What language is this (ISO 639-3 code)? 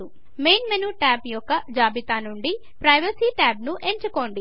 tel